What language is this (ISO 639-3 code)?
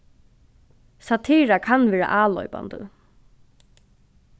fao